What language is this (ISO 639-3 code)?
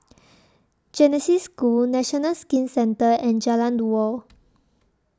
eng